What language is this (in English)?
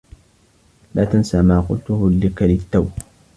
Arabic